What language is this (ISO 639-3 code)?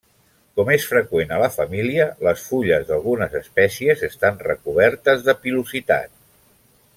cat